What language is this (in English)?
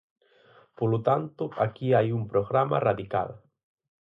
Galician